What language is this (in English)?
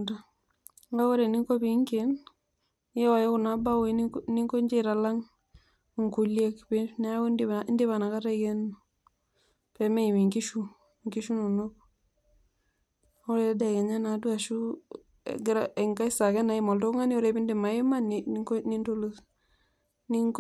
Masai